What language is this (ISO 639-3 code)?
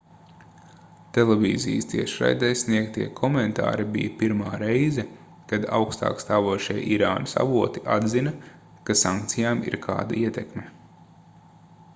lav